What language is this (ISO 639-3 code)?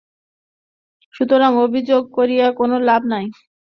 ben